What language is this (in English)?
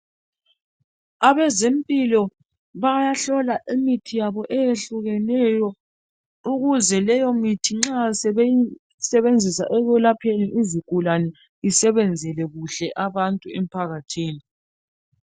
North Ndebele